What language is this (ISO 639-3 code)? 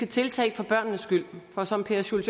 dan